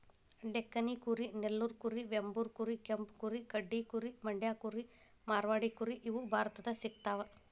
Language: Kannada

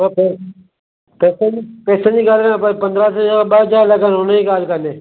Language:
Sindhi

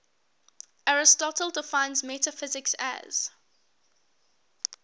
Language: English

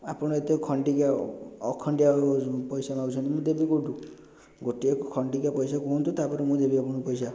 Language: Odia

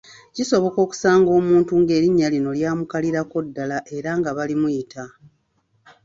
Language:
Ganda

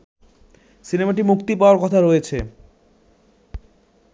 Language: Bangla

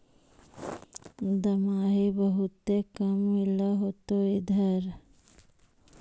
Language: Magahi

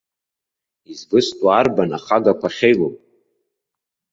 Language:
Abkhazian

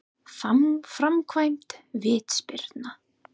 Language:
Icelandic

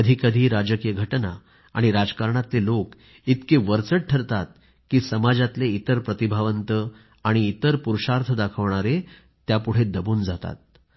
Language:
Marathi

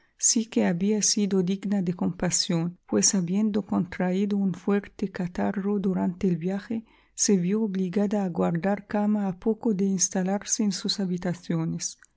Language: Spanish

